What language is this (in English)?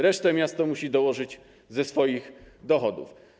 Polish